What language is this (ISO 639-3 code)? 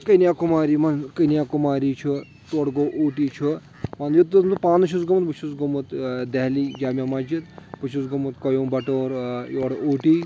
kas